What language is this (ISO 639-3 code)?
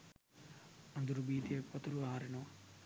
sin